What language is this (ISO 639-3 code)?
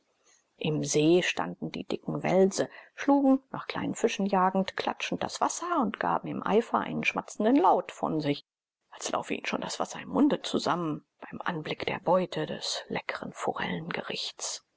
deu